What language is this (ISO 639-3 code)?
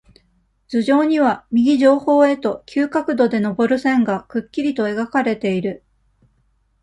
jpn